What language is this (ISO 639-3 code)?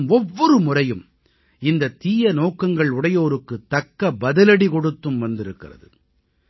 tam